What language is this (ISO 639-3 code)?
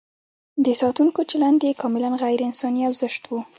pus